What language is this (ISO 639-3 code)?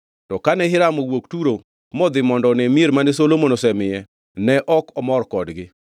luo